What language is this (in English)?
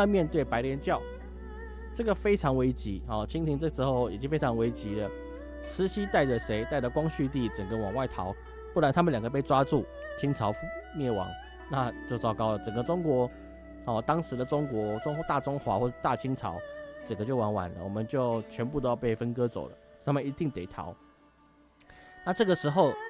Chinese